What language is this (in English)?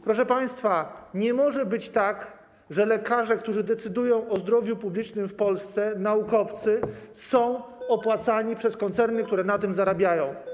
Polish